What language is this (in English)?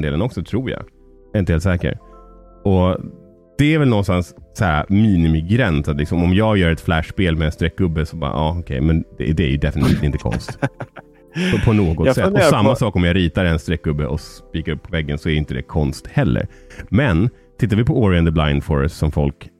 Swedish